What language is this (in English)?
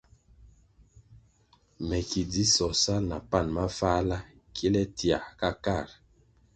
Kwasio